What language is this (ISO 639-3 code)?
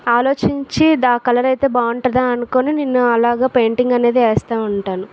tel